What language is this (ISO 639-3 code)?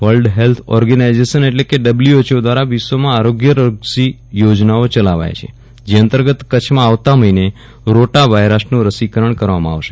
guj